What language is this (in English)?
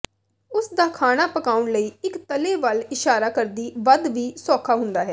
Punjabi